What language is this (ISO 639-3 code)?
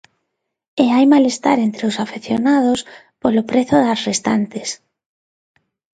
glg